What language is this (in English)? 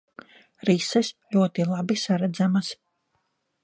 Latvian